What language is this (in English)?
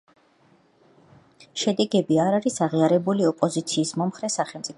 Georgian